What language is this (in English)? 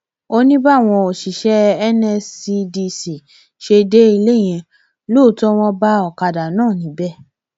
Yoruba